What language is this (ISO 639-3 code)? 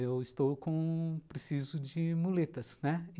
por